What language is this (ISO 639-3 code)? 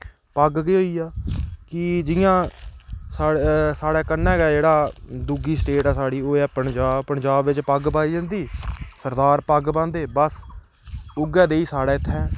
doi